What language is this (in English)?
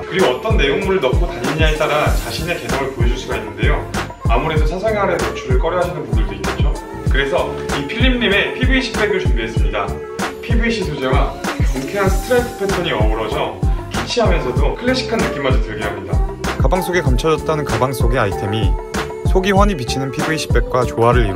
Korean